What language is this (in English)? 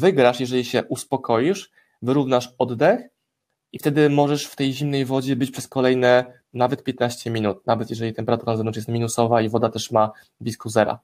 Polish